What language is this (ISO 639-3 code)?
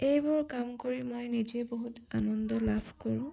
asm